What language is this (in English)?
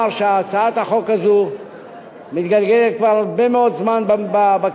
Hebrew